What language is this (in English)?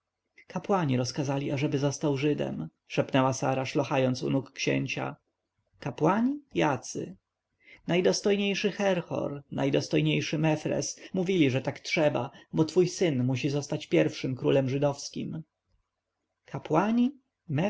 Polish